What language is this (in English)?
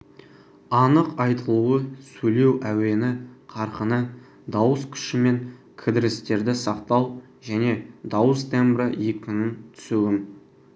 Kazakh